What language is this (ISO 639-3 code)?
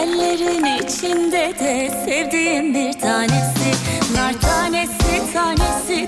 tur